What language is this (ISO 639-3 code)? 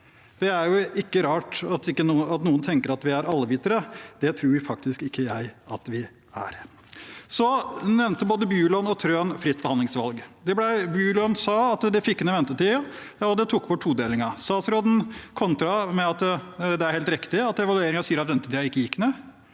nor